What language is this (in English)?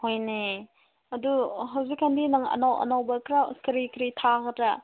Manipuri